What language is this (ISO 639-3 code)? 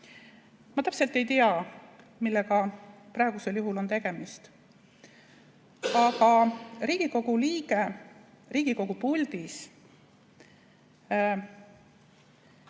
est